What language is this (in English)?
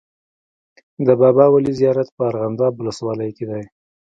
Pashto